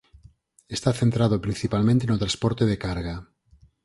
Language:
Galician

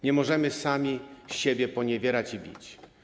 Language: Polish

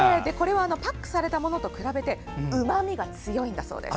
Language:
Japanese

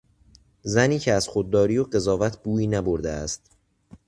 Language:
Persian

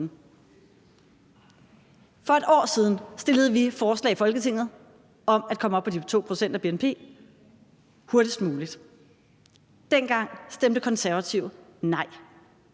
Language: Danish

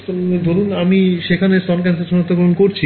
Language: Bangla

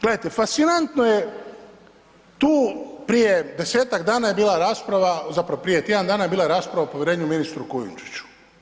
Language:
Croatian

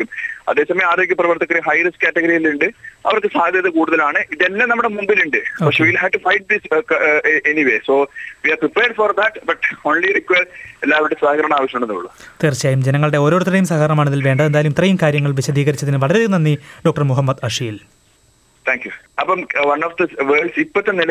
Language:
Malayalam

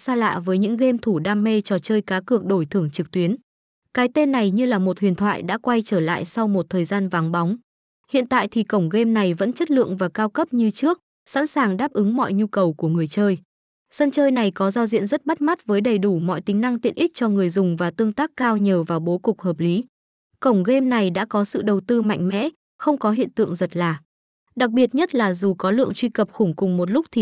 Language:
Vietnamese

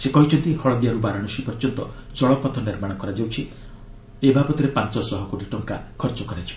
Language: Odia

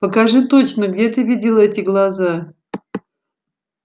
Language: Russian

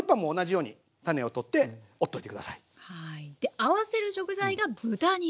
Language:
Japanese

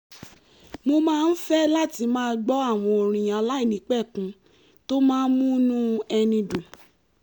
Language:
Yoruba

